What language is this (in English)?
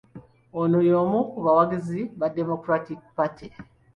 Ganda